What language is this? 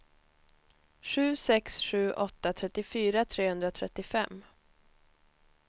Swedish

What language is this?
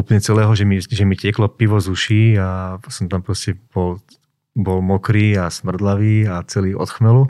Slovak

